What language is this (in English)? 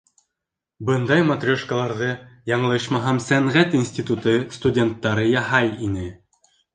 Bashkir